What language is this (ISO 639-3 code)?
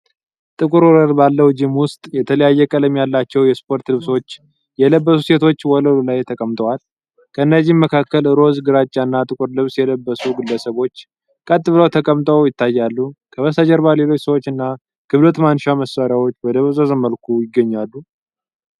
amh